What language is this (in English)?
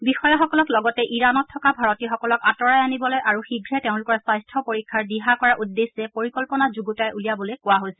Assamese